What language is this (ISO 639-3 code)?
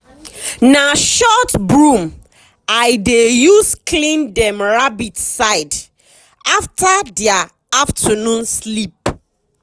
pcm